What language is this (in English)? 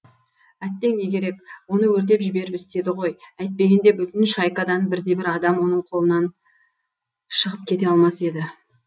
Kazakh